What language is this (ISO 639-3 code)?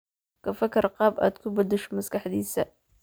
som